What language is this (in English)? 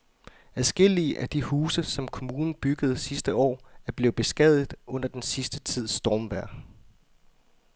Danish